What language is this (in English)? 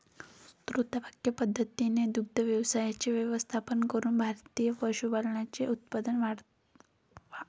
Marathi